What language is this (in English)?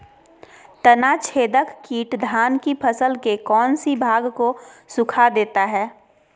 Magahi